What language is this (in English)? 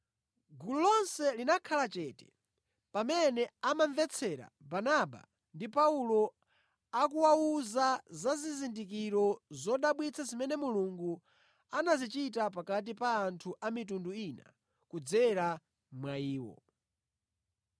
Nyanja